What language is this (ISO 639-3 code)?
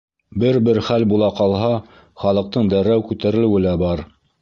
bak